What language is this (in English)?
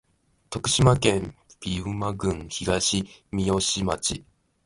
Japanese